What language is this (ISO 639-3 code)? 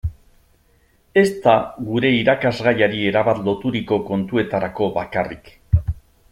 eus